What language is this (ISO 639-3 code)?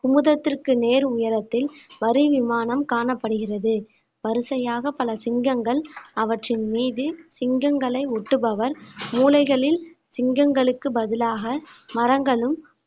tam